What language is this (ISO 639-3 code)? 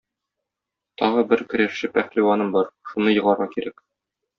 tat